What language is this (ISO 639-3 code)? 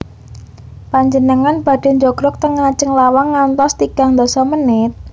jav